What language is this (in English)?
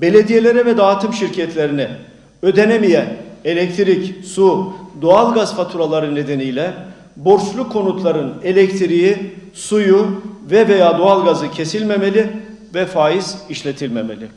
Turkish